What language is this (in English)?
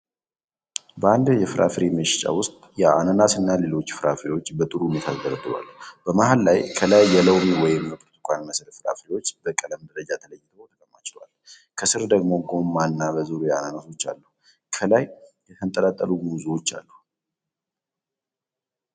Amharic